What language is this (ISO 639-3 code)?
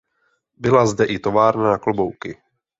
ces